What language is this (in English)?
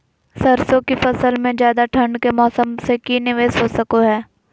Magahi